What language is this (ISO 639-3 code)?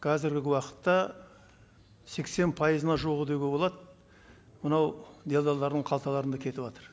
kaz